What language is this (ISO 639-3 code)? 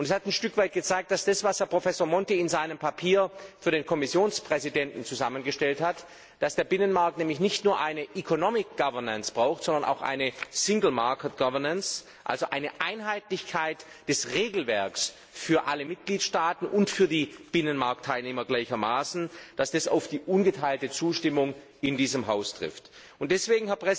deu